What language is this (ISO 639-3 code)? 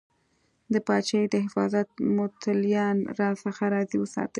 pus